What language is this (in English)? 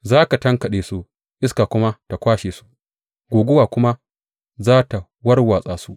Hausa